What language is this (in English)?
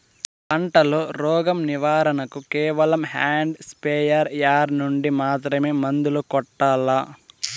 Telugu